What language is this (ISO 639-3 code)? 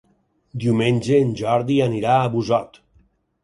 cat